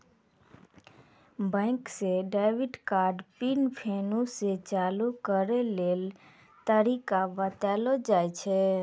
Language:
Maithili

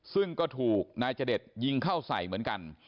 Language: Thai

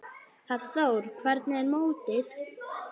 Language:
Icelandic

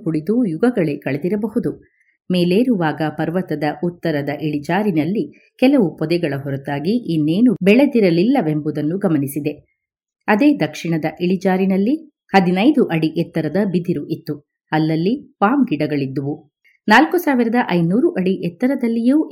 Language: Kannada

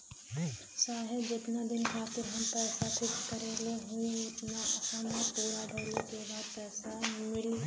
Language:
Bhojpuri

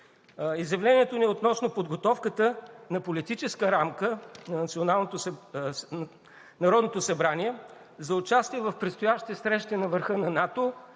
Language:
Bulgarian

